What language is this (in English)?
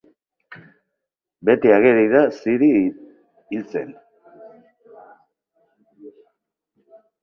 Basque